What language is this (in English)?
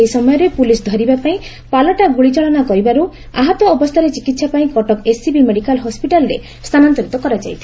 Odia